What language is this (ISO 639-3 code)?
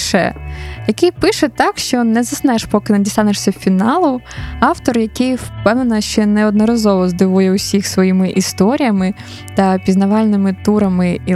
ukr